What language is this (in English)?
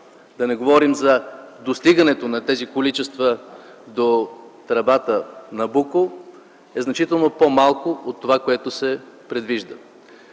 Bulgarian